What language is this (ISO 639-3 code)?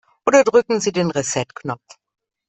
deu